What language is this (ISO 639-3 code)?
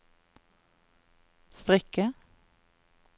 nor